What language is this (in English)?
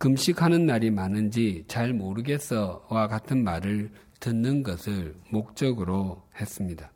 Korean